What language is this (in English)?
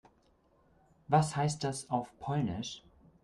German